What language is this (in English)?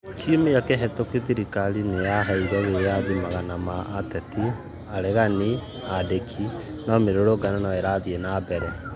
Kikuyu